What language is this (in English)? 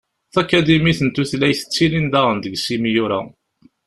Kabyle